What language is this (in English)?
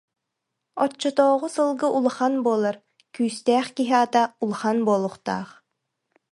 Yakut